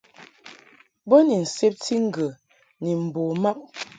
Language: Mungaka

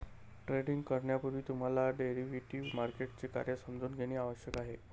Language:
Marathi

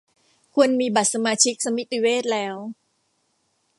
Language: Thai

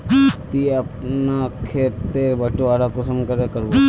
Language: Magahi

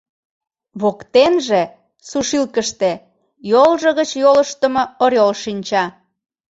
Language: Mari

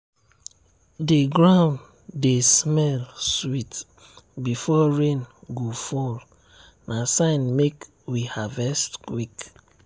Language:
Nigerian Pidgin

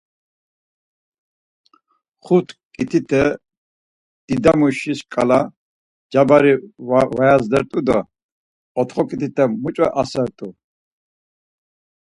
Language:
Laz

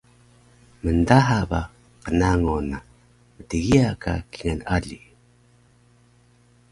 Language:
Taroko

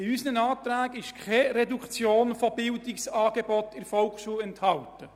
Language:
Swiss German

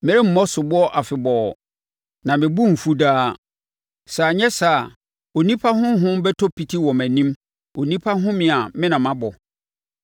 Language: Akan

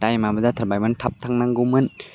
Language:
Bodo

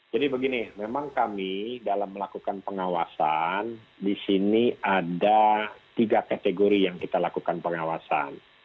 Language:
Indonesian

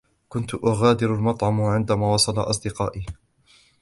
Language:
Arabic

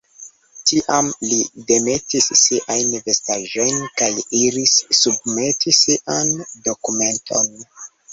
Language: Esperanto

